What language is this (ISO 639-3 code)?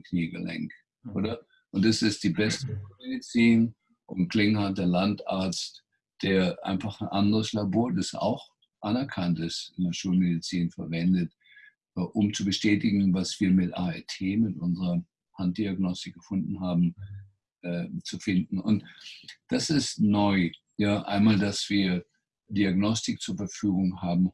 deu